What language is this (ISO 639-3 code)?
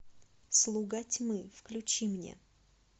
rus